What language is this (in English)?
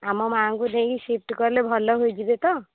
Odia